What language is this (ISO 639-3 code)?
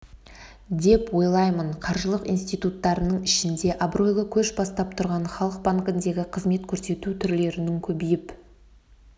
kaz